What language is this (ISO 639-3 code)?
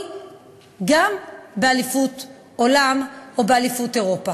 heb